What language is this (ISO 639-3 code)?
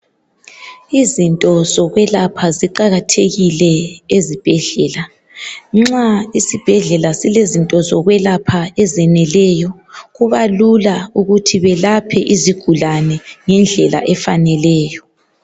nde